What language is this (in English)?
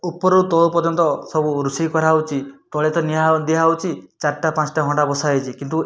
Odia